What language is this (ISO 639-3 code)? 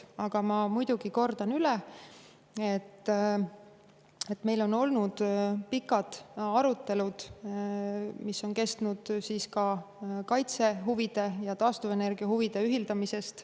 est